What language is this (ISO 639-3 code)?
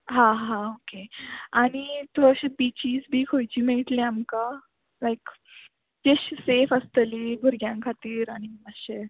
kok